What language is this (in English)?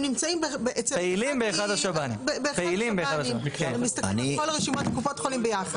Hebrew